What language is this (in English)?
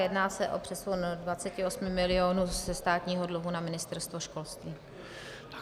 Czech